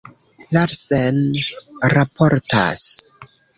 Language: Esperanto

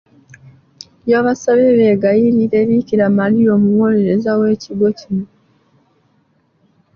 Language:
Ganda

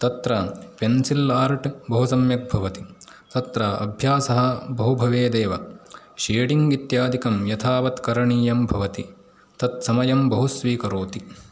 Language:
Sanskrit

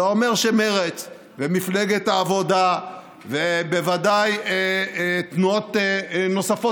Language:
Hebrew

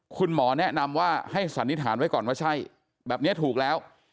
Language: Thai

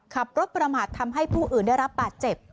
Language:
Thai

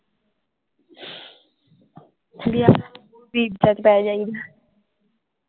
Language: Punjabi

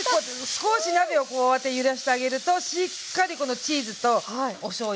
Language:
Japanese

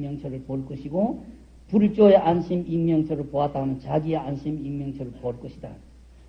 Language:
Korean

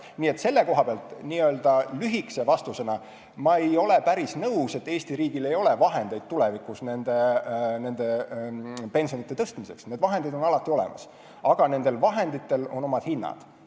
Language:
Estonian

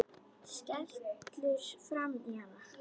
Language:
Icelandic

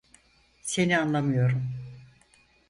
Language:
Turkish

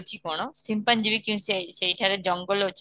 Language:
Odia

